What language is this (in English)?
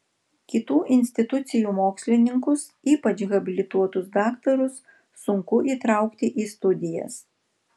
Lithuanian